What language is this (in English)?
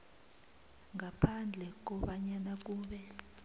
South Ndebele